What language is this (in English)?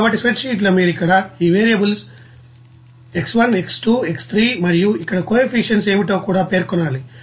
Telugu